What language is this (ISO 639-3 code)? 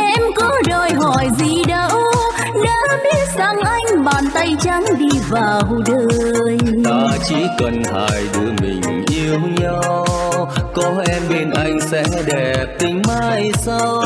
vie